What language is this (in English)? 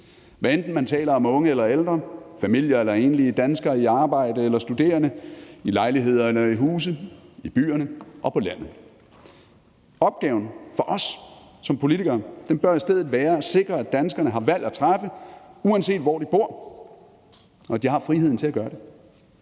Danish